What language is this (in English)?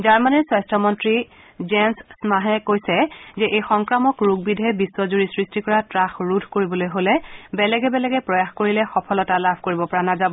Assamese